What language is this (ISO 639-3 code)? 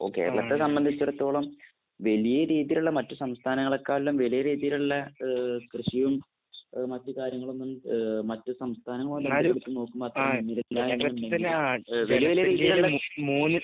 mal